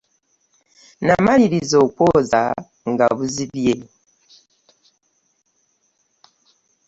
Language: Ganda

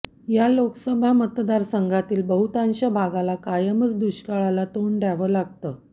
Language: Marathi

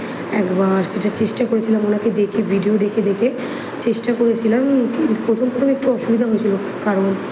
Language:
Bangla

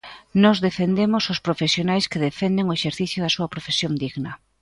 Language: Galician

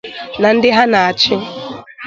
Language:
Igbo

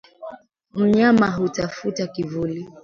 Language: Swahili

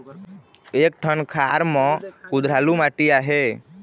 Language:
Chhattisgarhi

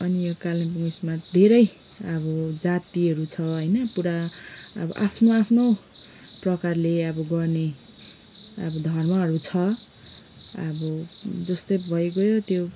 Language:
Nepali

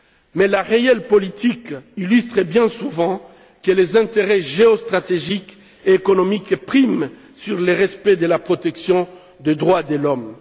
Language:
French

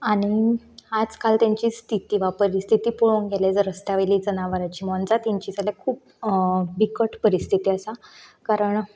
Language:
Konkani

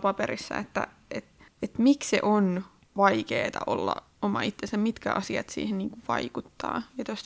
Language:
Finnish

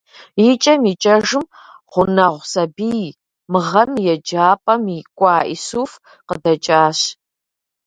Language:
Kabardian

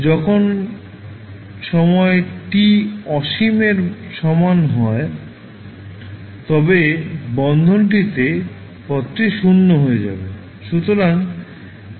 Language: Bangla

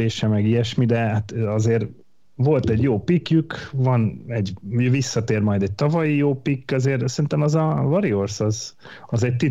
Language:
Hungarian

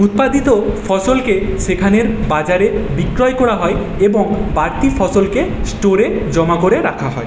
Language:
Bangla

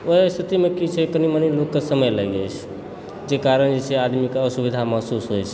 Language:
Maithili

